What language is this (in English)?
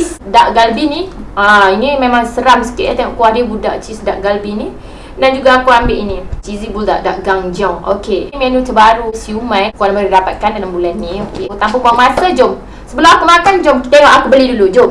Malay